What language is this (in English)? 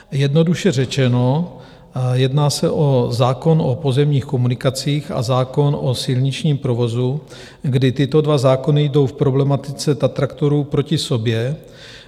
Czech